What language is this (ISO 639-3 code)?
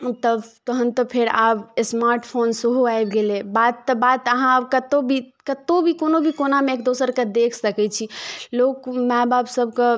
mai